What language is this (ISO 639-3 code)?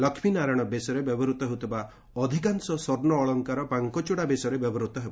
ori